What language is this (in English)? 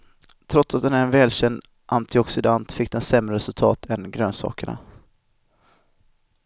Swedish